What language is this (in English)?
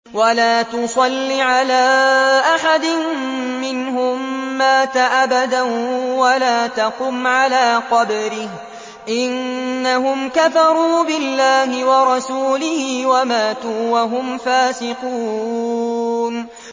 Arabic